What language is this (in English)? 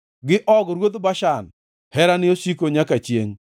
Luo (Kenya and Tanzania)